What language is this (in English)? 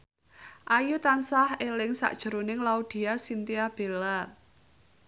Javanese